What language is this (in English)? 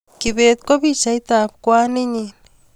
Kalenjin